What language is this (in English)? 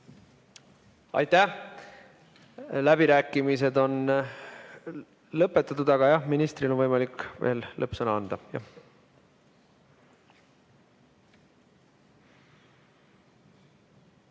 Estonian